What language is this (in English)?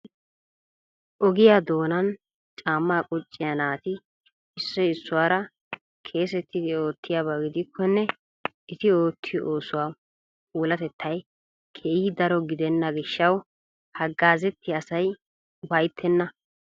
Wolaytta